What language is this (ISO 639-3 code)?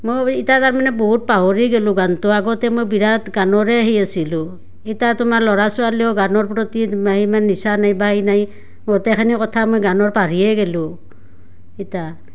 asm